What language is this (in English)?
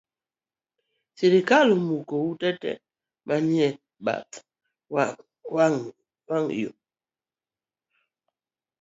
Luo (Kenya and Tanzania)